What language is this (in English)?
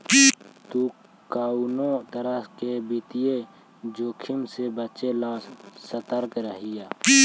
Magahi